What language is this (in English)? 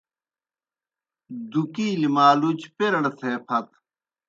Kohistani Shina